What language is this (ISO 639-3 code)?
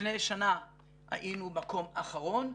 heb